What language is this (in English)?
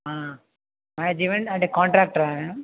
Telugu